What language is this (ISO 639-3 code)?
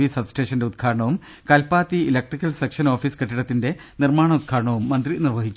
mal